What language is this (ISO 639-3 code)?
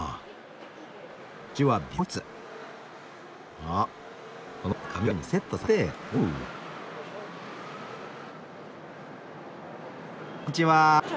jpn